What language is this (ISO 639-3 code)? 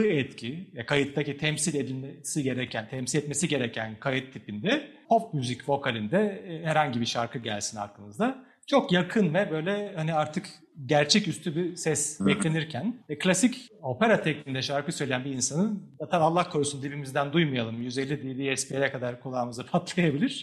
tur